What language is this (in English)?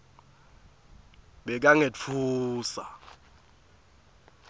Swati